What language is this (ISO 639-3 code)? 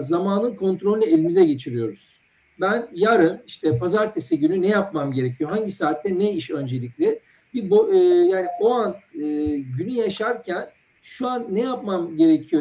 tur